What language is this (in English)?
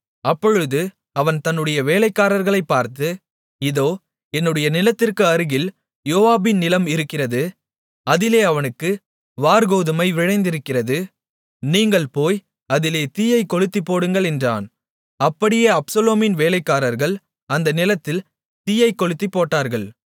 Tamil